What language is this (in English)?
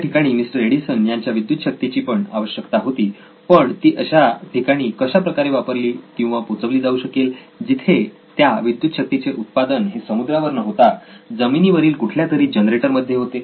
Marathi